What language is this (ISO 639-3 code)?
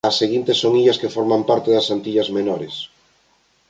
glg